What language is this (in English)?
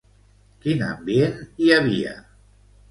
Catalan